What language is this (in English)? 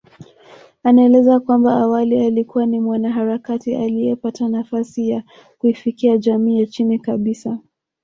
Swahili